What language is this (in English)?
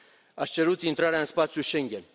Romanian